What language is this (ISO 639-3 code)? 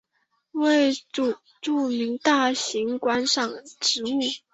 zho